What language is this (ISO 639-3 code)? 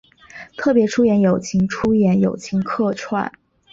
zho